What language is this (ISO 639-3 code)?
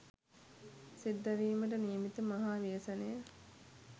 sin